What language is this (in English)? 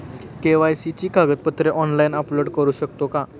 Marathi